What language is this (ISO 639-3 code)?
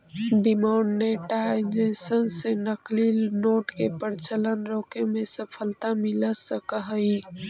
mag